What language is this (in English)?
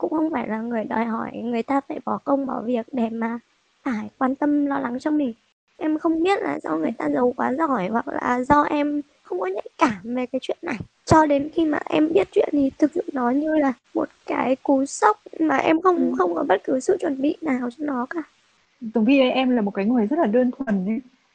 Vietnamese